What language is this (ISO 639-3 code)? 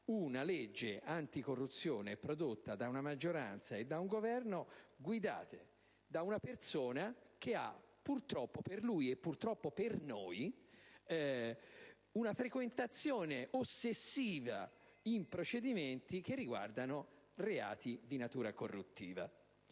ita